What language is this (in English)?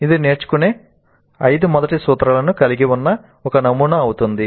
Telugu